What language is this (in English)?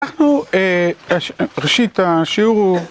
Hebrew